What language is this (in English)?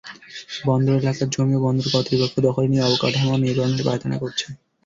Bangla